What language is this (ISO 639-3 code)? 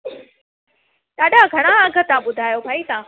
snd